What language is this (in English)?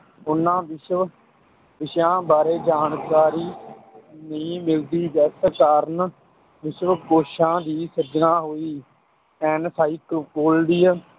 Punjabi